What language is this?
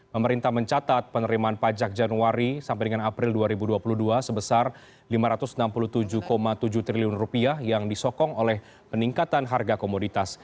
Indonesian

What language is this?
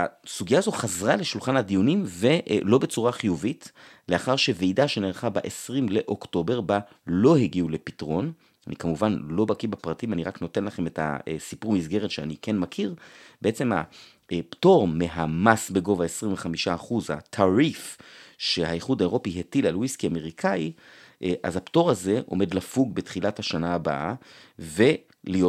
Hebrew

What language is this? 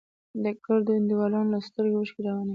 Pashto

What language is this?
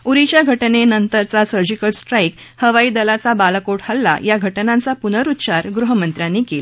Marathi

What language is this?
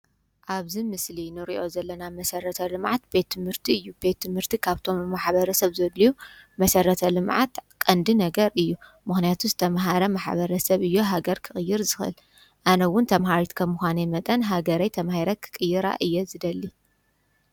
Tigrinya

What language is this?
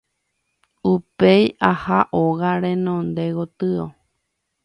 Guarani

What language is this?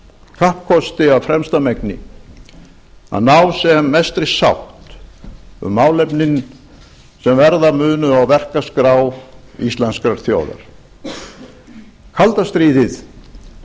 Icelandic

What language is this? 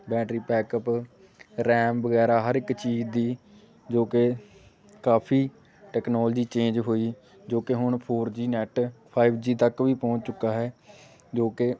Punjabi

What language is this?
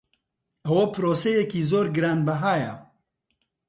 Central Kurdish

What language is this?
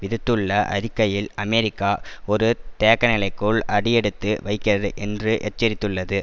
Tamil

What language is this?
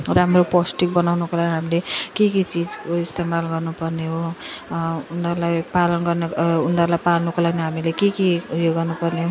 Nepali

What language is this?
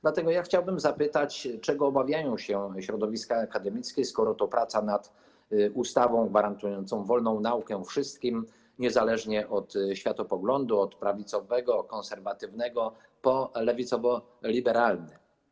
Polish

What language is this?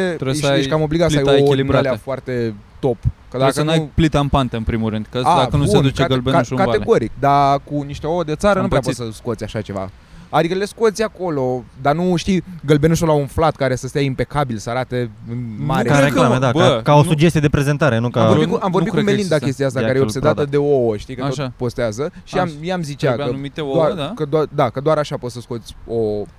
Romanian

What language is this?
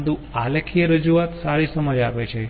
Gujarati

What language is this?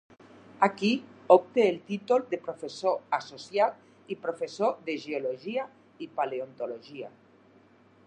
Catalan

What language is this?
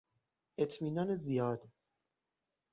Persian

